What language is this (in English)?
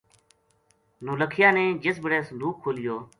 Gujari